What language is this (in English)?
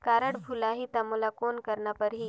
Chhattisgarhi